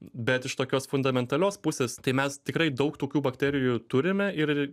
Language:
Lithuanian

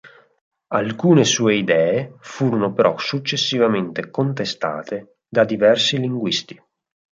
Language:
Italian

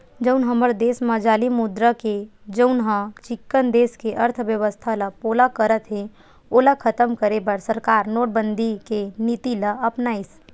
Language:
Chhattisgarhi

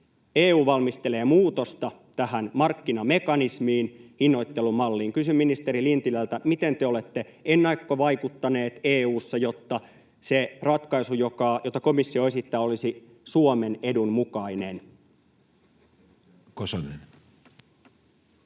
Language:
Finnish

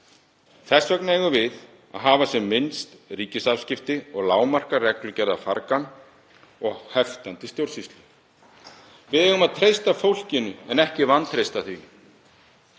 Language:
Icelandic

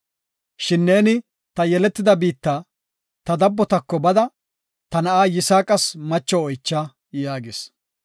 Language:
Gofa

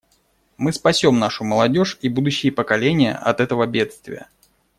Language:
Russian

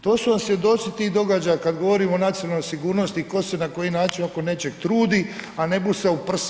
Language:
Croatian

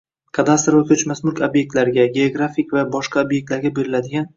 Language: Uzbek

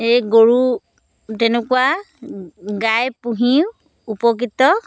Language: Assamese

